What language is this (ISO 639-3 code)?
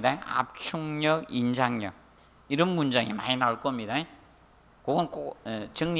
kor